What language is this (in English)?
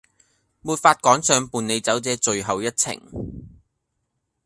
Cantonese